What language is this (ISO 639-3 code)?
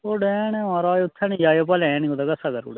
doi